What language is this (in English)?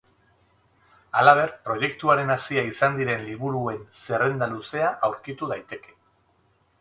Basque